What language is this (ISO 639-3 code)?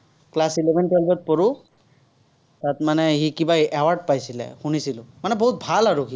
asm